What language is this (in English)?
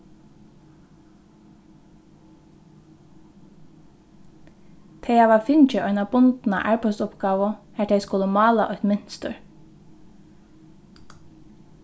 Faroese